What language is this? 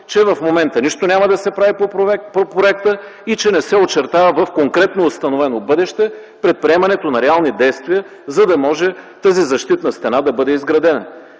Bulgarian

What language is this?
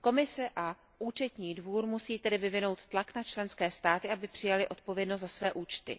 Czech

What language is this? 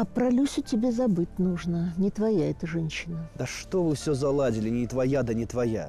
Russian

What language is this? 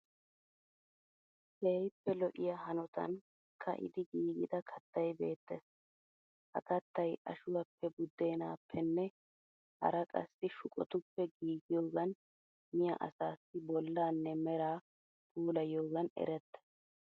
Wolaytta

